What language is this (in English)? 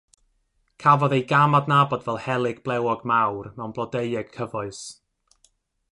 Welsh